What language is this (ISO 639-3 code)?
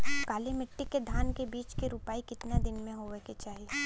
bho